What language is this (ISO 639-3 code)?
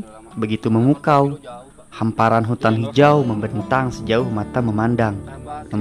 ind